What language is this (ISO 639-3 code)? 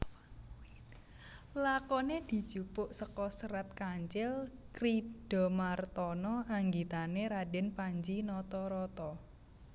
jav